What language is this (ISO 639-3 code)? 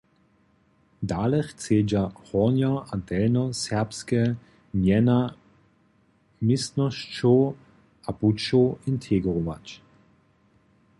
hsb